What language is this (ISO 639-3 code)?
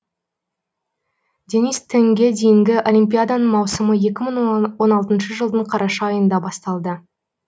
kaz